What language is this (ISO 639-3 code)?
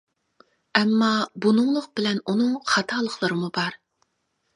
uig